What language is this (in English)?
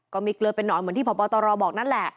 Thai